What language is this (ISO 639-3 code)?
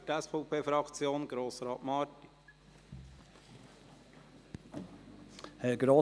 gsw